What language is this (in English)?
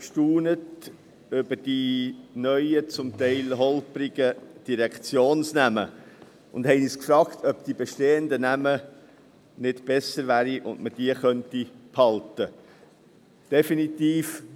Swiss German